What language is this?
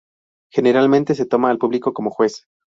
Spanish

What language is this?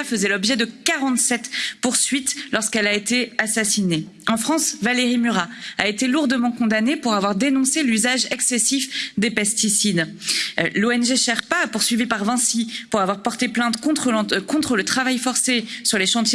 French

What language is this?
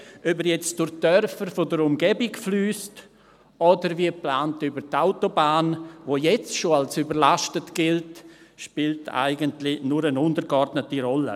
Swiss German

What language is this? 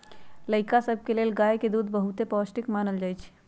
Magahi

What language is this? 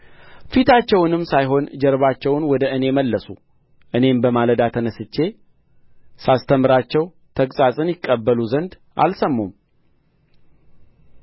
Amharic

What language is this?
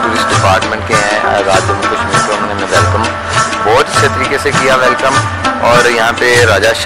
Turkish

